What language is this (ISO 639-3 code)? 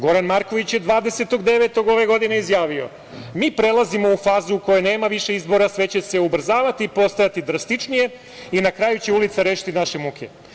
srp